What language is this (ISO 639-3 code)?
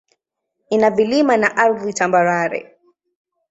swa